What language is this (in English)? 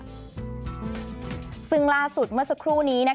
Thai